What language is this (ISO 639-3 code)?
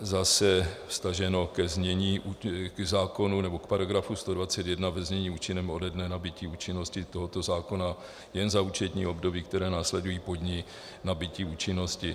ces